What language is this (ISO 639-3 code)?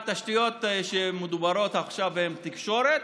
heb